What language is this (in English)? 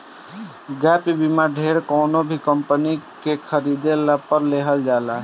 Bhojpuri